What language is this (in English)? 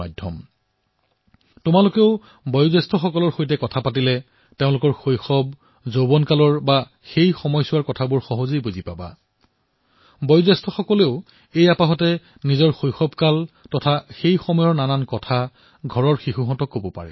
Assamese